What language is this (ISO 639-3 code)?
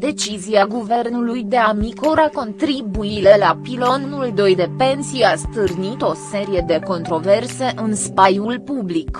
ron